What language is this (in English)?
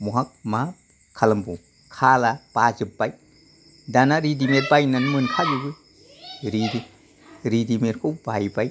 Bodo